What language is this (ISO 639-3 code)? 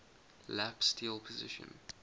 eng